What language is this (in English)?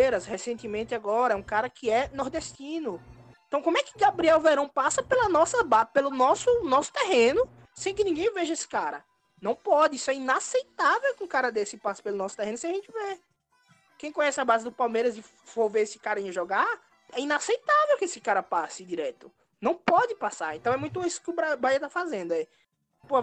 Portuguese